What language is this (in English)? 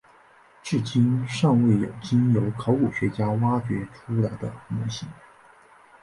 Chinese